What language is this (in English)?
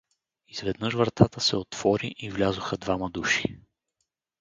Bulgarian